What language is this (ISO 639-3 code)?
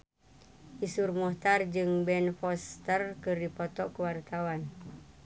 sun